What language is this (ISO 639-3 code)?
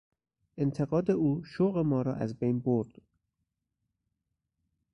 fas